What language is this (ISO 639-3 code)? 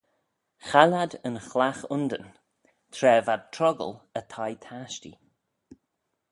glv